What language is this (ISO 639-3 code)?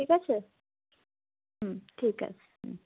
ben